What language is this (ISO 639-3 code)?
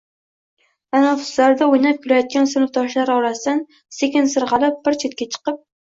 uzb